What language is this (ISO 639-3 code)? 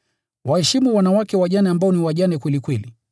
swa